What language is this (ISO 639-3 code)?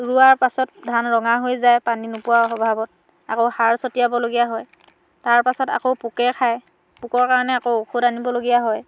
asm